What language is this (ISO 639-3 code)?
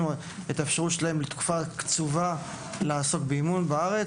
heb